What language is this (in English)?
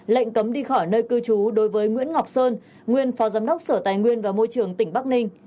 Vietnamese